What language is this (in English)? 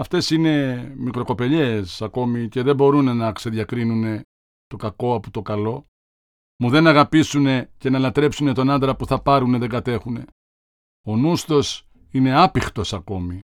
Greek